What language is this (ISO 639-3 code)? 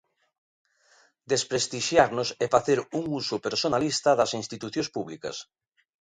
glg